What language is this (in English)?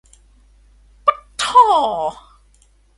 Thai